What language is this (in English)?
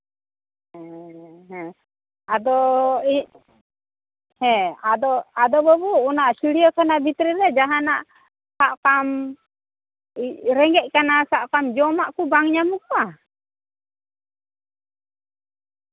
Santali